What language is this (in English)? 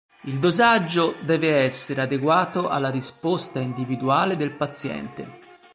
Italian